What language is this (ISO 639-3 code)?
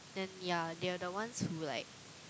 eng